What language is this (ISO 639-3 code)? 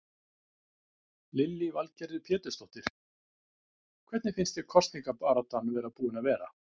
isl